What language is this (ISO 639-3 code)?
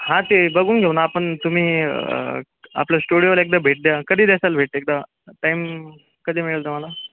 mar